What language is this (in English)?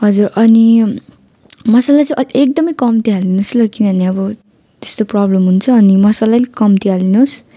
Nepali